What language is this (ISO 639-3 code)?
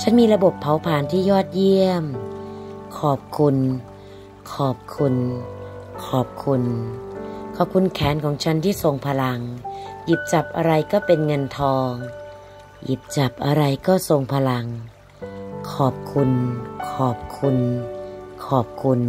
tha